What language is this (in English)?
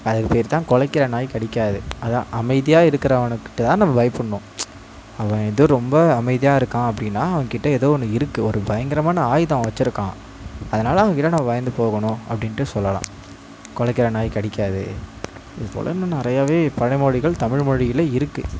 Tamil